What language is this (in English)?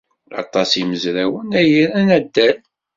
Kabyle